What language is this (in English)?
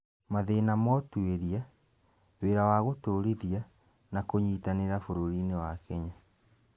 Kikuyu